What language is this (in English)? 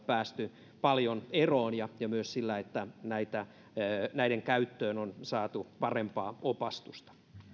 Finnish